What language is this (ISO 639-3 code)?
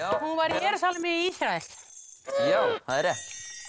isl